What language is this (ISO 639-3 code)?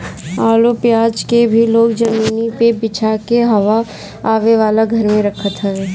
bho